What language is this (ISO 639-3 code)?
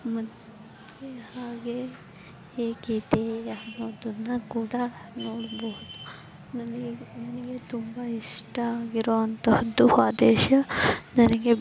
kan